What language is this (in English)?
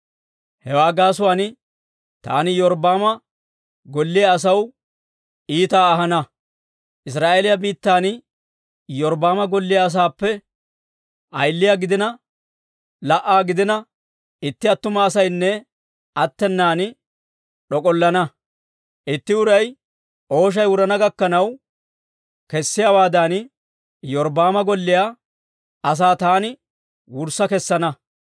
Dawro